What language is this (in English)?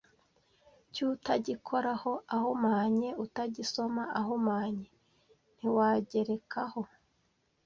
Kinyarwanda